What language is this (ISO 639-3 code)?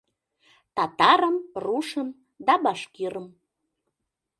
chm